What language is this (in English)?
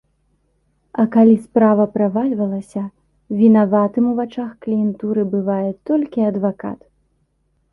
Belarusian